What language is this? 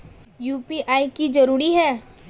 Magahi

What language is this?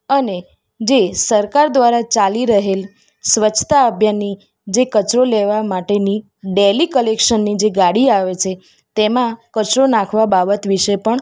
Gujarati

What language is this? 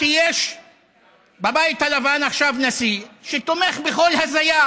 Hebrew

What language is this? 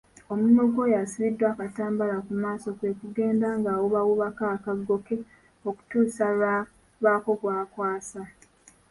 Ganda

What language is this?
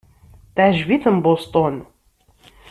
Kabyle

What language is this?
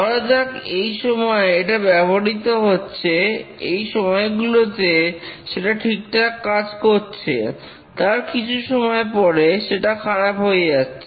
Bangla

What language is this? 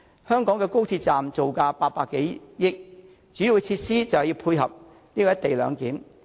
Cantonese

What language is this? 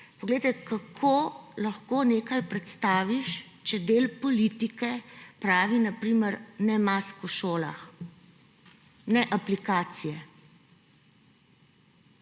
Slovenian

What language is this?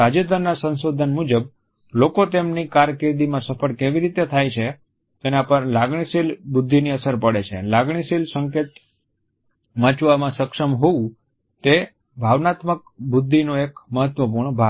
Gujarati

